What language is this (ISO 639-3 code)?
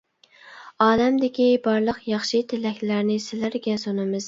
uig